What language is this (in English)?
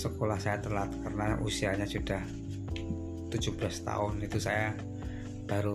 Indonesian